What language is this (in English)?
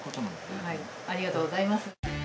Japanese